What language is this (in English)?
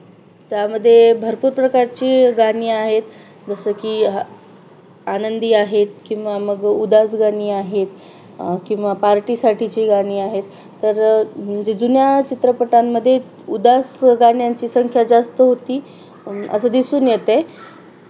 Marathi